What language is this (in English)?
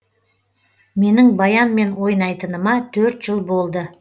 Kazakh